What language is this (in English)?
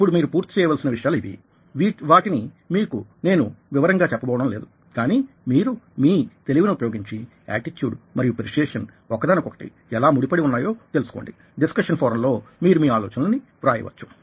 Telugu